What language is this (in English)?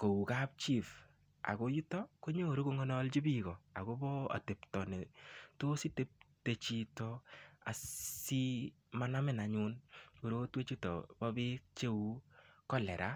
Kalenjin